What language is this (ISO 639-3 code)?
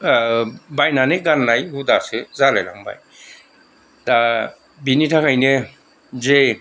brx